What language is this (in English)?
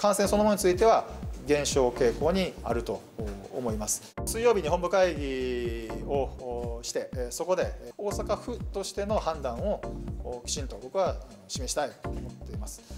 Japanese